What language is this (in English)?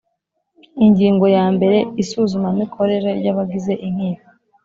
Kinyarwanda